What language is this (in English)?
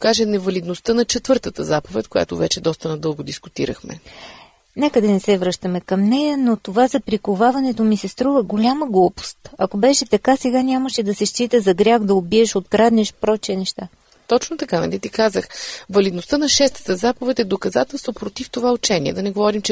Bulgarian